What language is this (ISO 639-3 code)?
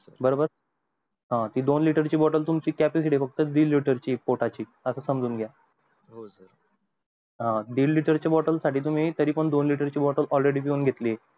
mar